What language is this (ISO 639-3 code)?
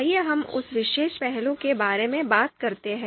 hin